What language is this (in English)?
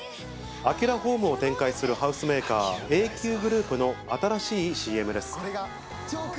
Japanese